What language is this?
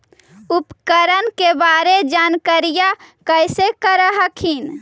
Magahi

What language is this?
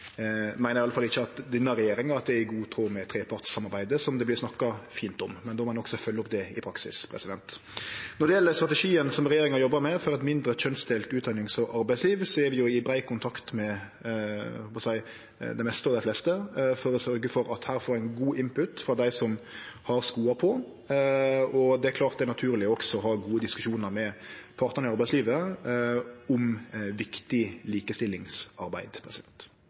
Norwegian Nynorsk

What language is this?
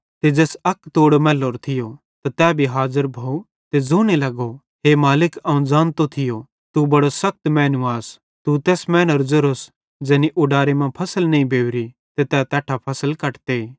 Bhadrawahi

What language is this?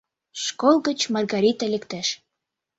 Mari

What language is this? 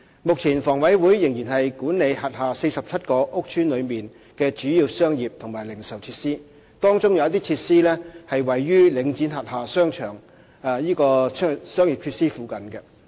Cantonese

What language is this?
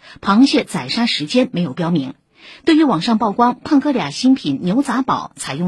Chinese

